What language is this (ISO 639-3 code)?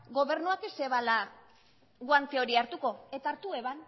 eus